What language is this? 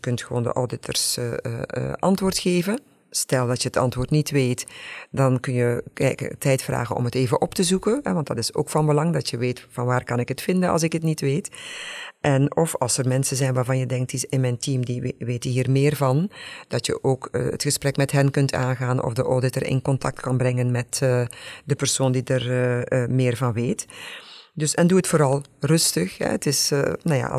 Dutch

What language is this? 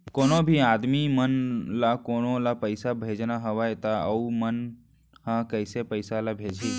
Chhattisgarhi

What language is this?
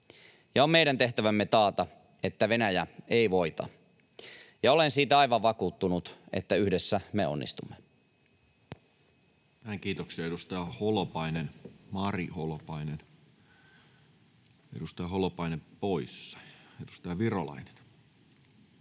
Finnish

